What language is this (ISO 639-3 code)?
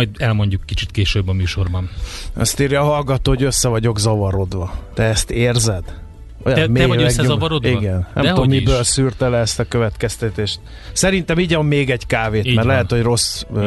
hun